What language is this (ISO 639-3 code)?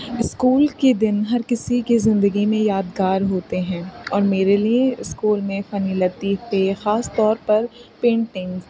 urd